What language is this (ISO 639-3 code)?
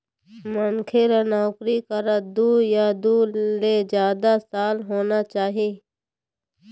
hne